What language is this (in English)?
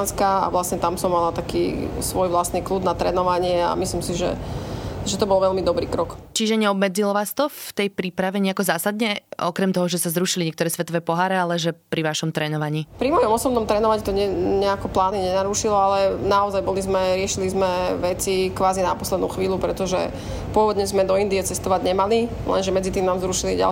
Slovak